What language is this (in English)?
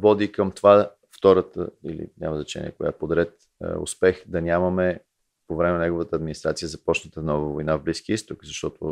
Bulgarian